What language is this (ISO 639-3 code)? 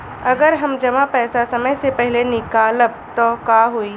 bho